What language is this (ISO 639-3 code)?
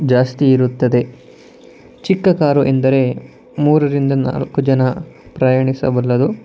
kan